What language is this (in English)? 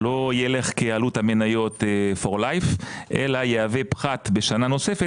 Hebrew